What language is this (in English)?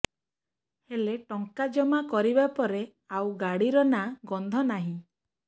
Odia